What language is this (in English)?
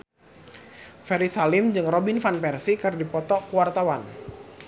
Sundanese